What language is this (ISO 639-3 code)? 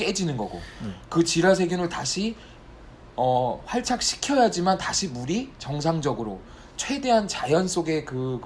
kor